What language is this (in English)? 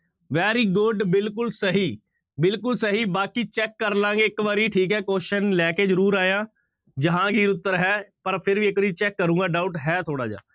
Punjabi